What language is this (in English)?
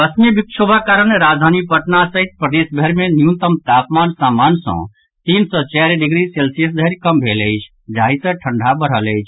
Maithili